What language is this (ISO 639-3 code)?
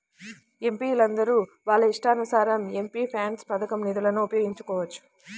tel